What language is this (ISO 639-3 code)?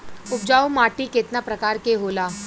bho